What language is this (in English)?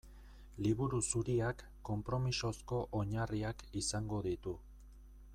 Basque